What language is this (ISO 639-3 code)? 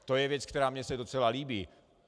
ces